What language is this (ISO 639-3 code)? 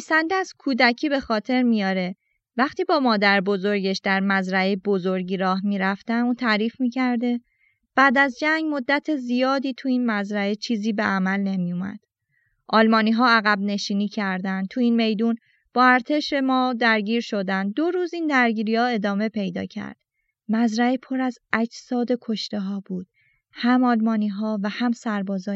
fas